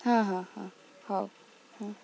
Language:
Odia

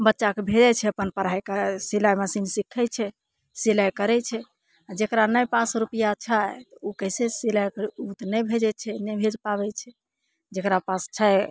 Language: Maithili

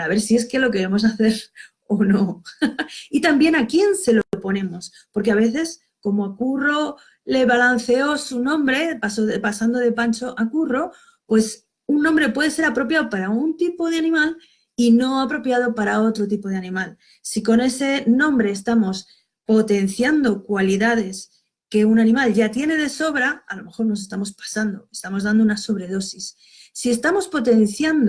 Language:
Spanish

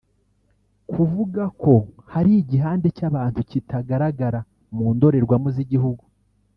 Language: Kinyarwanda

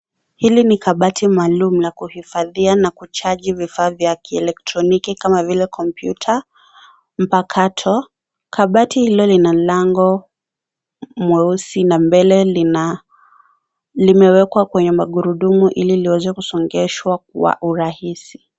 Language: Swahili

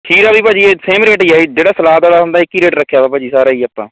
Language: Punjabi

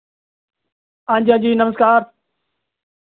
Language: Dogri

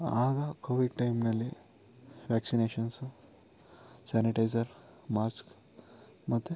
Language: Kannada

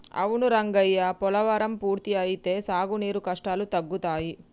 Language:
Telugu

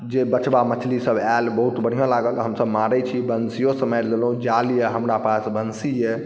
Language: Maithili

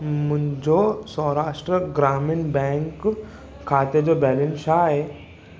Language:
Sindhi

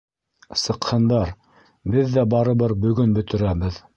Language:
Bashkir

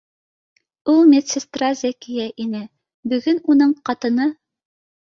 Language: Bashkir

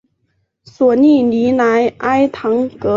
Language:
Chinese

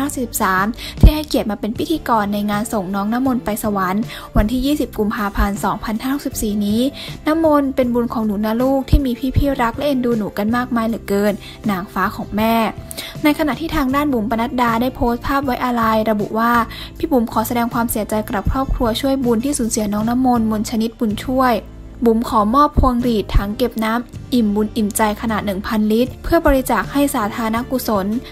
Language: Thai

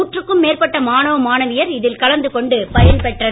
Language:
Tamil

